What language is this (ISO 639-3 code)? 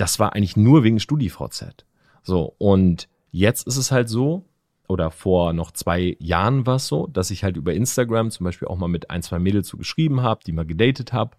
deu